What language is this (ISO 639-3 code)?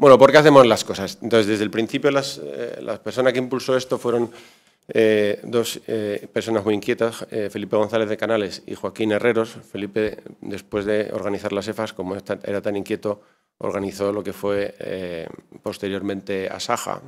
spa